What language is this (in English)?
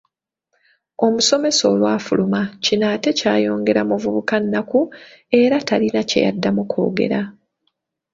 Ganda